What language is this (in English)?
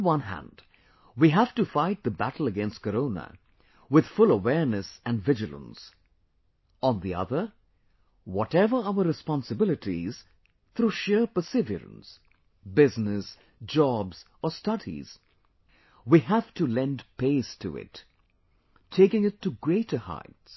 English